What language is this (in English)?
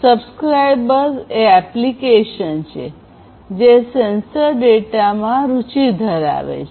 Gujarati